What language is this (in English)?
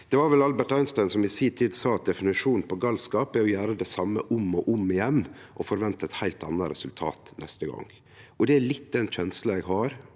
Norwegian